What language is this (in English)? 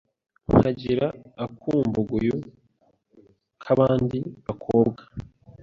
Kinyarwanda